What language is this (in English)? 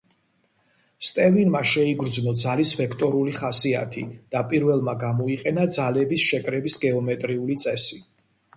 Georgian